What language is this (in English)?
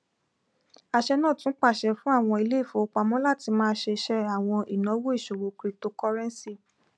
Yoruba